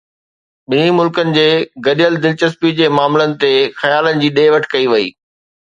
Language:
Sindhi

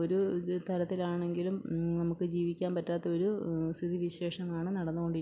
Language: Malayalam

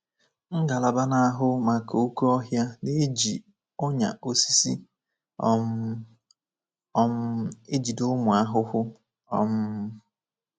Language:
Igbo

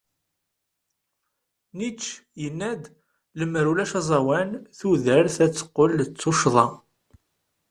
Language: Kabyle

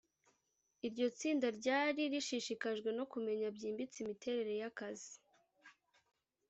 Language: Kinyarwanda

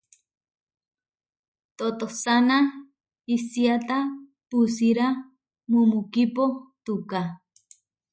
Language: Huarijio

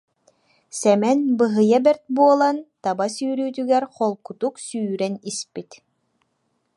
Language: Yakut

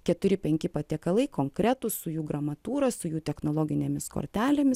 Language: Lithuanian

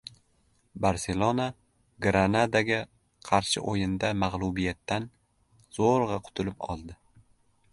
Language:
Uzbek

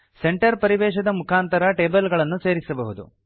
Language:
Kannada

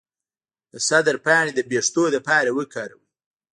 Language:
Pashto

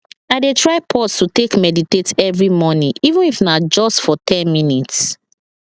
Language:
Nigerian Pidgin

